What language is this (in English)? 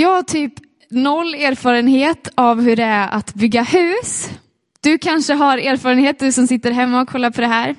Swedish